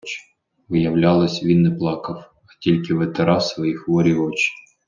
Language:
Ukrainian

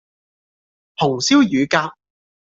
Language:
Cantonese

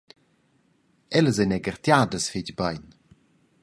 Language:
Romansh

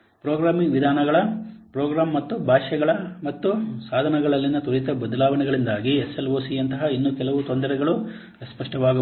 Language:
Kannada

